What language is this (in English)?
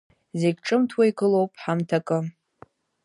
Abkhazian